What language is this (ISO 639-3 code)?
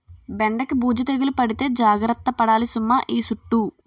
tel